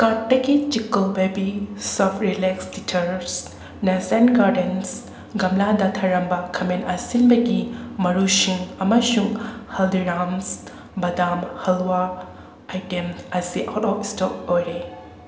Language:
Manipuri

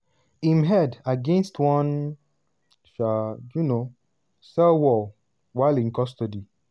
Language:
Nigerian Pidgin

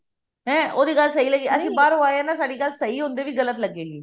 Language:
Punjabi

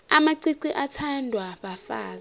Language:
South Ndebele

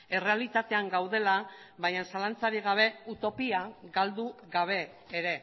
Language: Basque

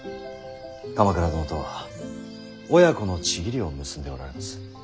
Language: Japanese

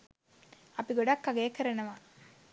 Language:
Sinhala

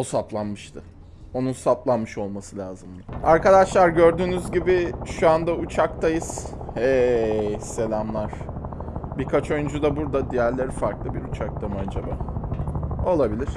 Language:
Turkish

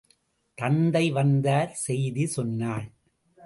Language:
Tamil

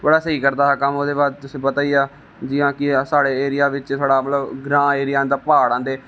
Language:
Dogri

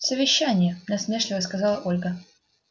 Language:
Russian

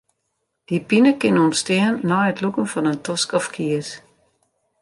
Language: Western Frisian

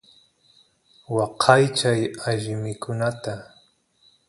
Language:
Santiago del Estero Quichua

